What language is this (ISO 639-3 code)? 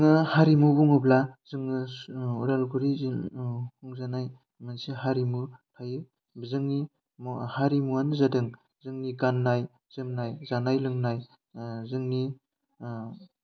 brx